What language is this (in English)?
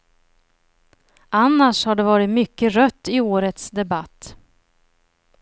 Swedish